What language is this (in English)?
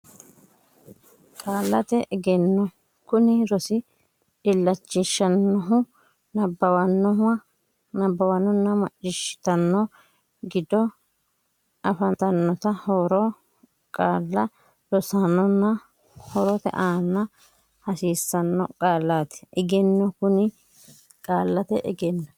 Sidamo